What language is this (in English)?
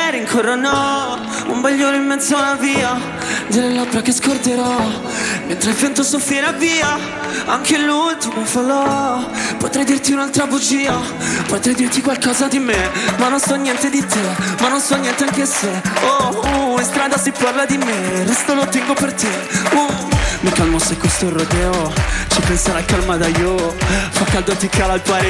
Italian